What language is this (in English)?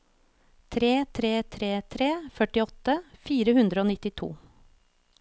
Norwegian